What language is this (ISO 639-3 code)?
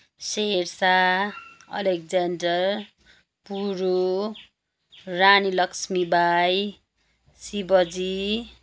nep